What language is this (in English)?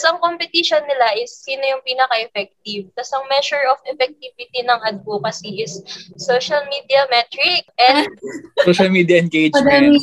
Filipino